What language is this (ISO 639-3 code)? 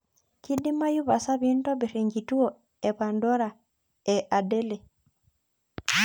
mas